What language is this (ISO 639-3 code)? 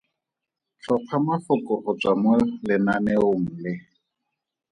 tsn